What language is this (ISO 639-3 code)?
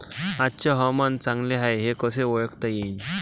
mar